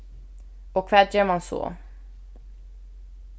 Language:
Faroese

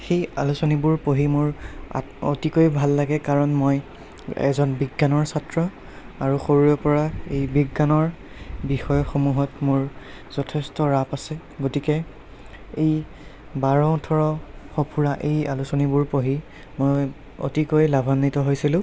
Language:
Assamese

